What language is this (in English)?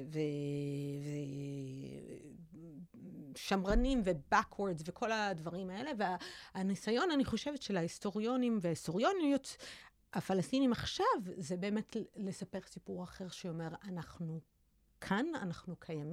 Hebrew